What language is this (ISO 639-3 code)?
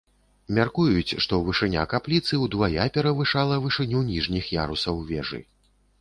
bel